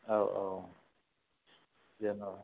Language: Bodo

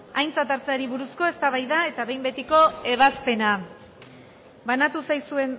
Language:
Basque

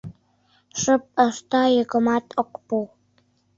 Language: Mari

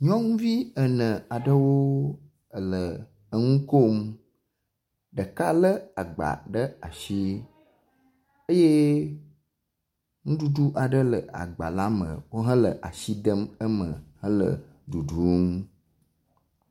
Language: Ewe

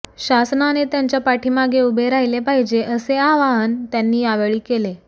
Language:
Marathi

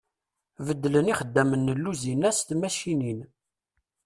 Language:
Kabyle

